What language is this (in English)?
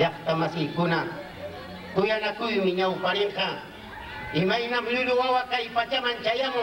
Indonesian